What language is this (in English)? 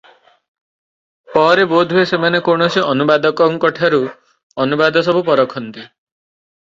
Odia